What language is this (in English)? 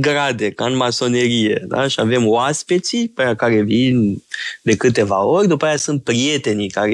Romanian